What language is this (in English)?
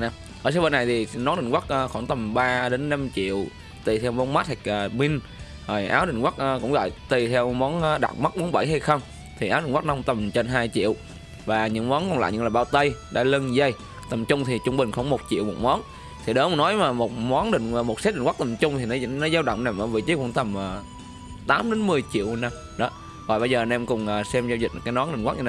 Vietnamese